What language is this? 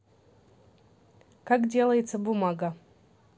Russian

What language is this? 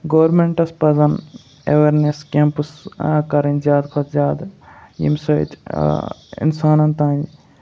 Kashmiri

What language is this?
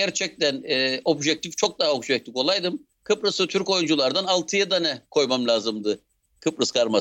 Turkish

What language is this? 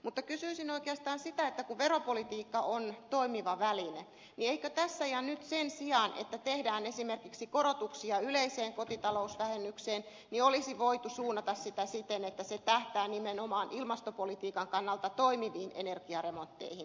Finnish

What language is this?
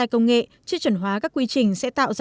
Vietnamese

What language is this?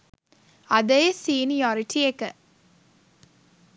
Sinhala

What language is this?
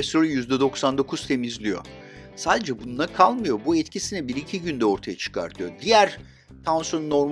Turkish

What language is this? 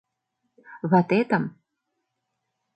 Mari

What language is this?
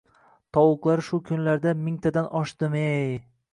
Uzbek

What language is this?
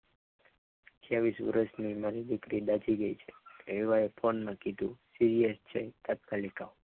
Gujarati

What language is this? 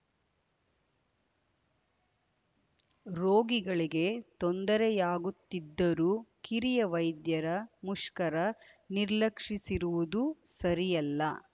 Kannada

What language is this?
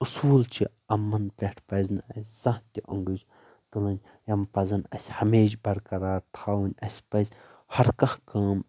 Kashmiri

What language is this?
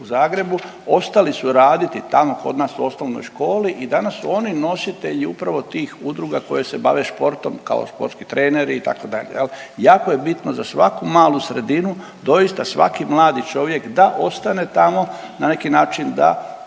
Croatian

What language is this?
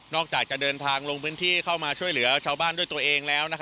Thai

